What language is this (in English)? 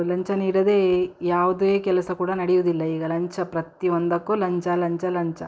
Kannada